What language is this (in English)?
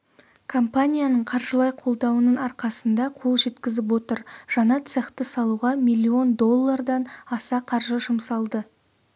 Kazakh